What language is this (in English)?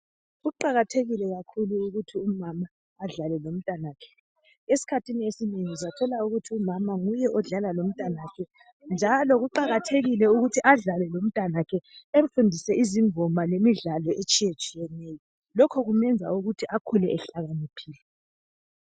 North Ndebele